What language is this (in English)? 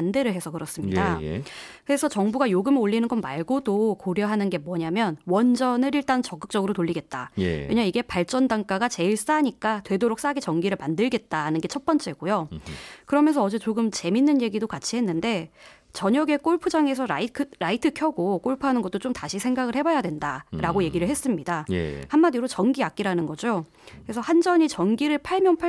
Korean